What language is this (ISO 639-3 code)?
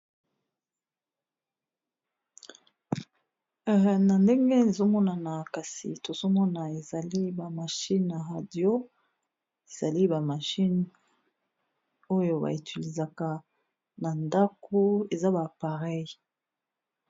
lin